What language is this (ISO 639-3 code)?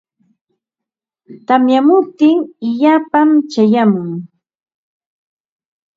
qva